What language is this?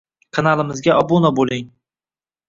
Uzbek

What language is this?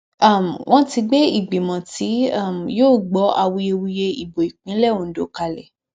Yoruba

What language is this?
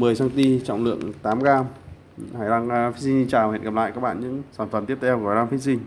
Vietnamese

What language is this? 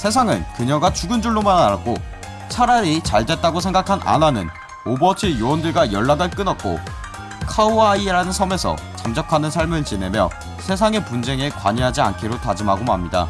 Korean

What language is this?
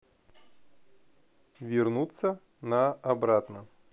Russian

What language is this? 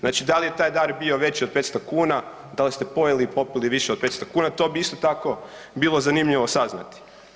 Croatian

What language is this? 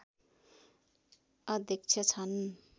Nepali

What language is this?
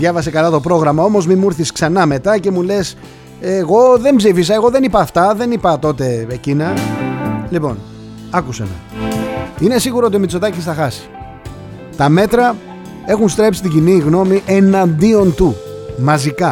Greek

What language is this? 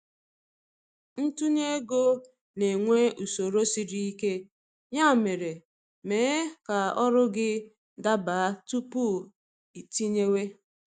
Igbo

